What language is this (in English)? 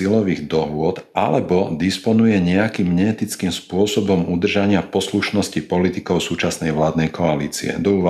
Slovak